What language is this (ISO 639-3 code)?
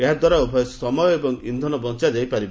ori